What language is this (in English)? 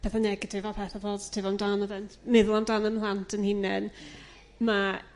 Welsh